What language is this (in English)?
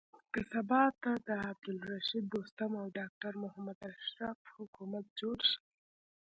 Pashto